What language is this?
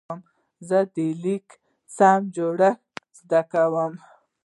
Pashto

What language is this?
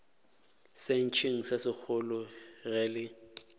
Northern Sotho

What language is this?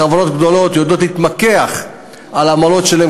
Hebrew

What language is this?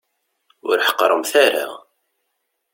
Kabyle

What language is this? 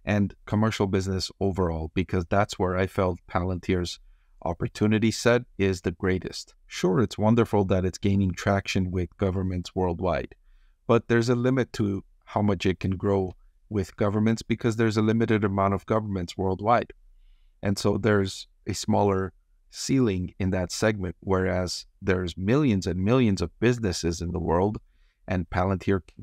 English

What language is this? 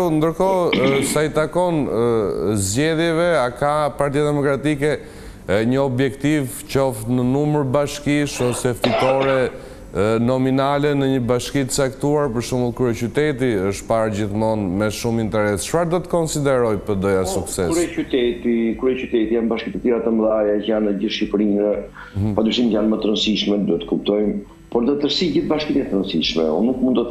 Romanian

